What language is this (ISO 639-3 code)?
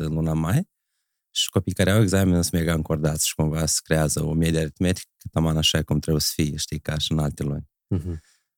ron